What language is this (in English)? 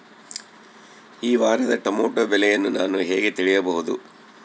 Kannada